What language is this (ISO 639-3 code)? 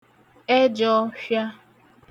ibo